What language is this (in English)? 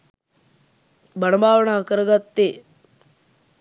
Sinhala